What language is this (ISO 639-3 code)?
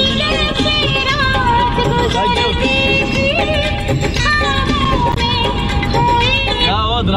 ara